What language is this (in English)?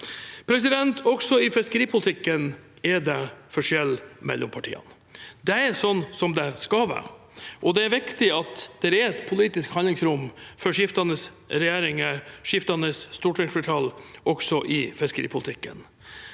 Norwegian